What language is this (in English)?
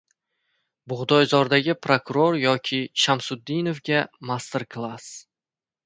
Uzbek